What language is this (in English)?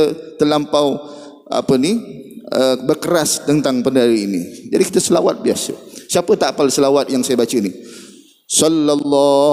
Malay